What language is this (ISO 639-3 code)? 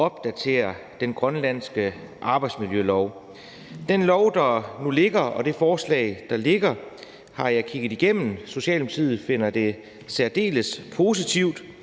dan